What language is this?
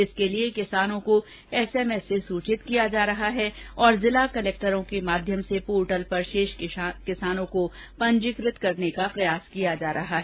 Hindi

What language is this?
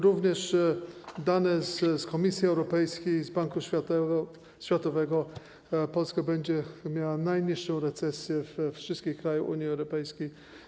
Polish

